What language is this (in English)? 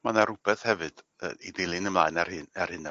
Welsh